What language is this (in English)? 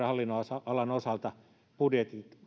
Finnish